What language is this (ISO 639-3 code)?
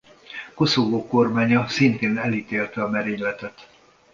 hun